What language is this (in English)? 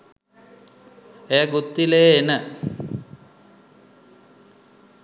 Sinhala